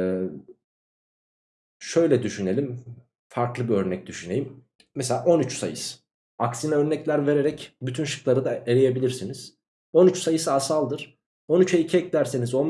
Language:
Turkish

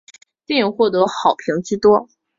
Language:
Chinese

